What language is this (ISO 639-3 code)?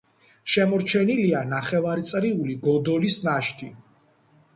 kat